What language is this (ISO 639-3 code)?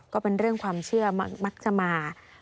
tha